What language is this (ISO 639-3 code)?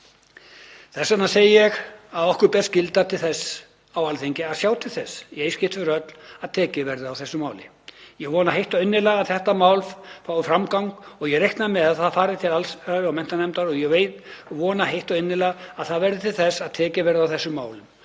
isl